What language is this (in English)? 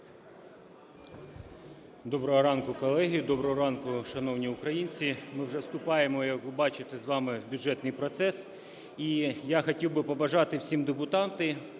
Ukrainian